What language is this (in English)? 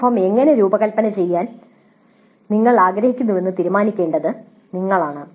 Malayalam